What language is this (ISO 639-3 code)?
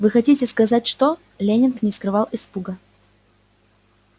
rus